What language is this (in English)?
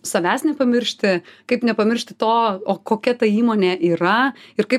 Lithuanian